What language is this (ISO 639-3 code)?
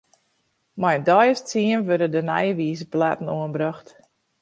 fry